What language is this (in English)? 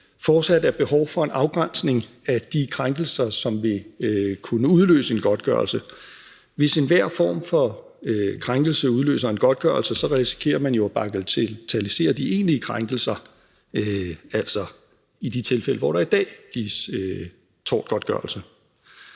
Danish